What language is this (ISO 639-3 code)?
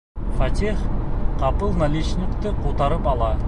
bak